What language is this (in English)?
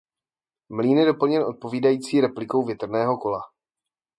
Czech